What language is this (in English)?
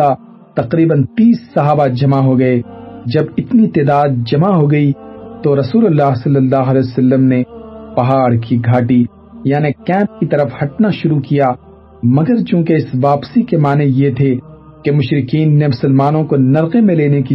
Urdu